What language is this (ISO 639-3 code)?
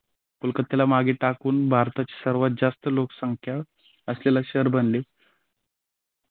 mar